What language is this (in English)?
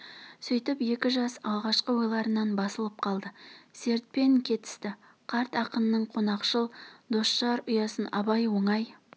Kazakh